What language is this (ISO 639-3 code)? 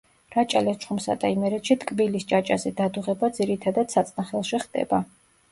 kat